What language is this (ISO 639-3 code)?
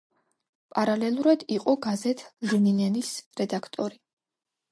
kat